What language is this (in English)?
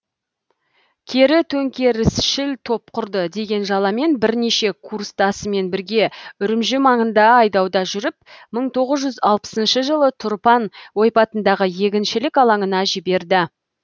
Kazakh